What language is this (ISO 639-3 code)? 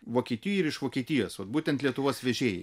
lit